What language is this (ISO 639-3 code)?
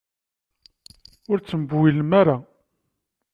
kab